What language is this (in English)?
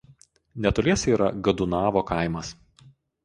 Lithuanian